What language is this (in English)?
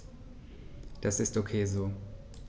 German